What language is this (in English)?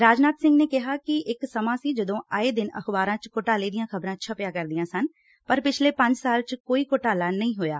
Punjabi